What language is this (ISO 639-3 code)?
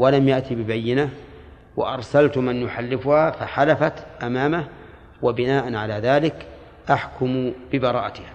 ara